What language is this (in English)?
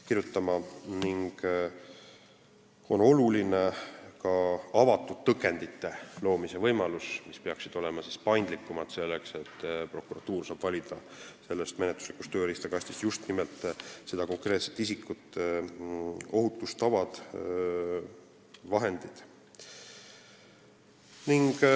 Estonian